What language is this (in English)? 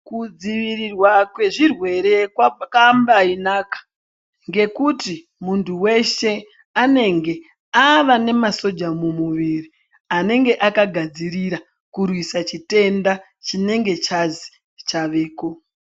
Ndau